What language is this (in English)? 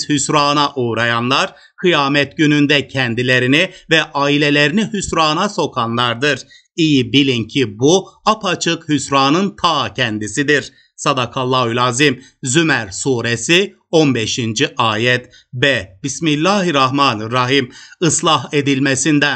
Turkish